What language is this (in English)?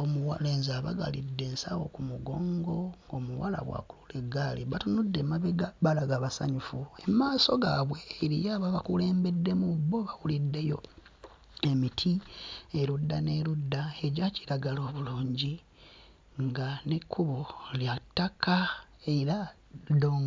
Ganda